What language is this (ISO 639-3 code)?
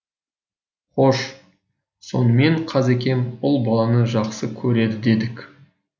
kaz